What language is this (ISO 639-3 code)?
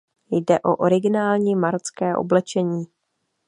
ces